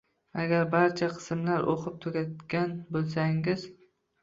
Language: Uzbek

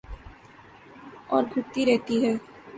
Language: Urdu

